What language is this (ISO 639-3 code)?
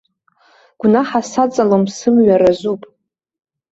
abk